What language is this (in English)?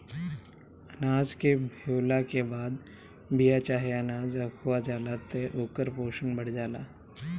Bhojpuri